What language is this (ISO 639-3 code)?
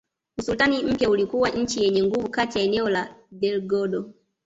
swa